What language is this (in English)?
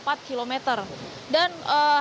Indonesian